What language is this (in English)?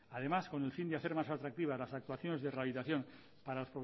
Spanish